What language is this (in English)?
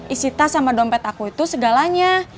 Indonesian